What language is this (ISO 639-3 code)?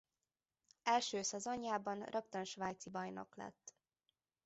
hun